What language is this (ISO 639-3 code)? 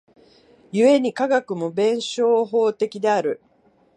jpn